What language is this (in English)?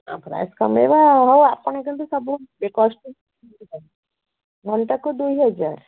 Odia